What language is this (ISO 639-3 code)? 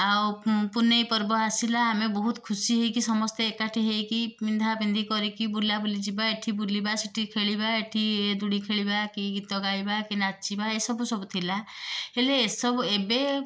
ori